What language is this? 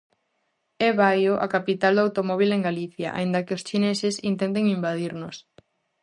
Galician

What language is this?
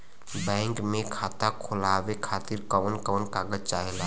Bhojpuri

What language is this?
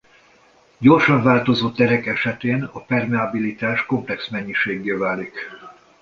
Hungarian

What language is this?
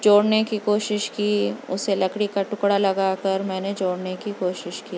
Urdu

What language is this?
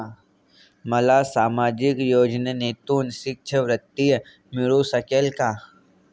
Marathi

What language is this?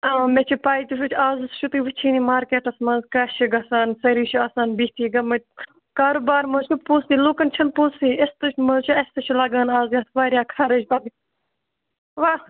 Kashmiri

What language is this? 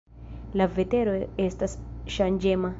Esperanto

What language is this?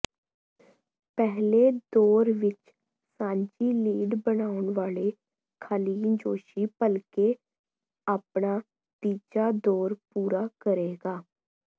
Punjabi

